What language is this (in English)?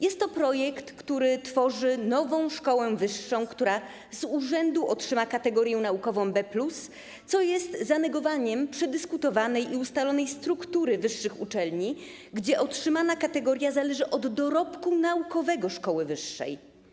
Polish